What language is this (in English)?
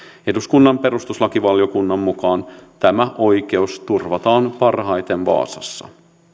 Finnish